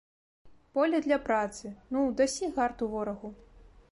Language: Belarusian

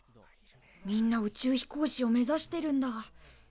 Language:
Japanese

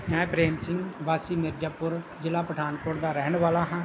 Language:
Punjabi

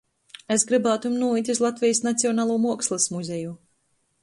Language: Latgalian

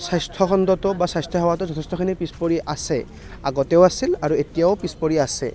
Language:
Assamese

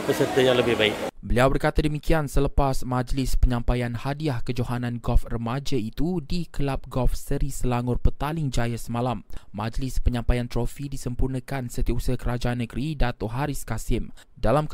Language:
Malay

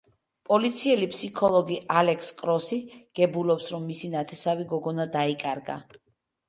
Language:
Georgian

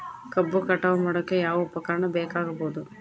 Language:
Kannada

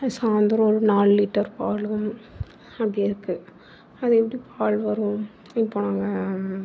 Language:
Tamil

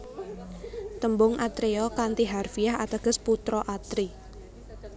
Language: Javanese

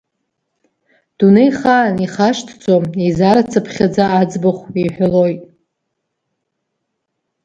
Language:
Abkhazian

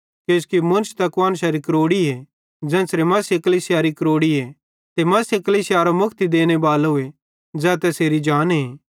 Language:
Bhadrawahi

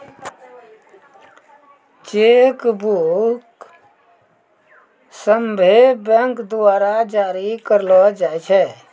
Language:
Maithili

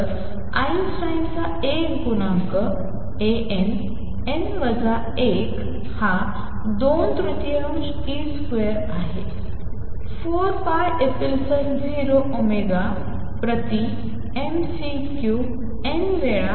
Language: Marathi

